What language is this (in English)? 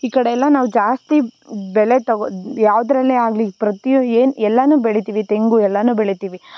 Kannada